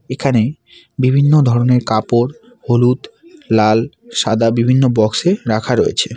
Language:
Bangla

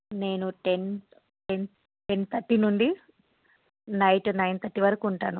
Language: Telugu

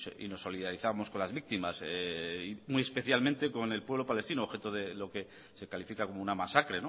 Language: Spanish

